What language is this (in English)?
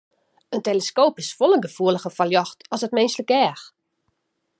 Western Frisian